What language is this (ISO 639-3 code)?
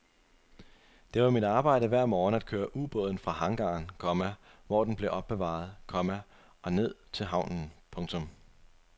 dan